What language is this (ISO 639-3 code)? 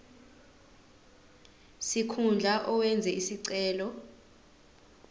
zul